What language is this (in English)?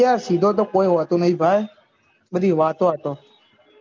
Gujarati